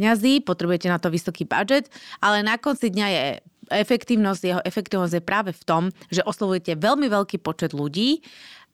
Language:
Slovak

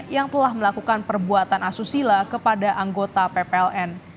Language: Indonesian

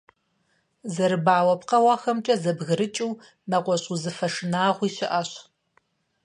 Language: Kabardian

